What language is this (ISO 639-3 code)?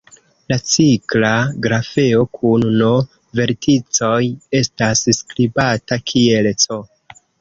epo